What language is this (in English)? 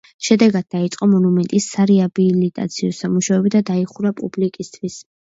Georgian